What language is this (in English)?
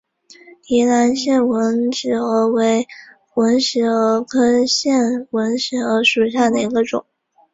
Chinese